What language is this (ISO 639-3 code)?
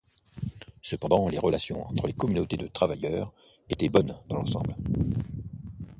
fra